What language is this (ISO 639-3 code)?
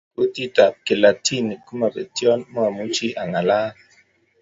kln